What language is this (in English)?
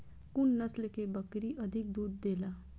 Maithili